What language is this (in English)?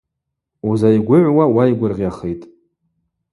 Abaza